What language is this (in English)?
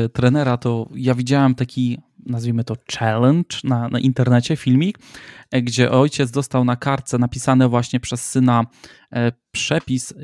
Polish